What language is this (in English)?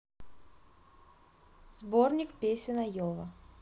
Russian